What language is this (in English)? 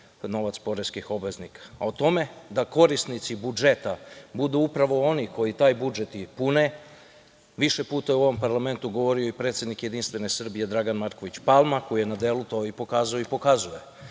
Serbian